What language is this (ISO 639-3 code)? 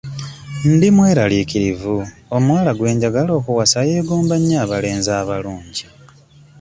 lug